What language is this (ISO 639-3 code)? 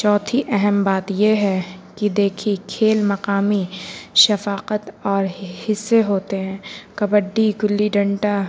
urd